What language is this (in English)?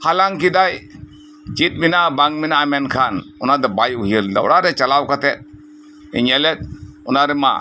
Santali